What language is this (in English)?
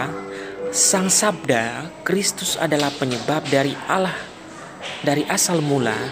Indonesian